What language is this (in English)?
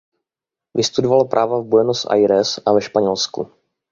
Czech